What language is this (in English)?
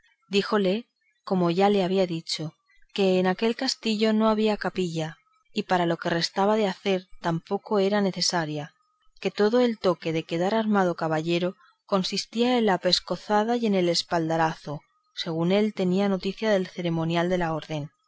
Spanish